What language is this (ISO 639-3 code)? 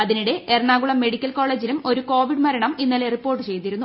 mal